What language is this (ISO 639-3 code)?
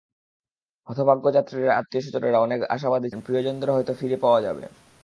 ben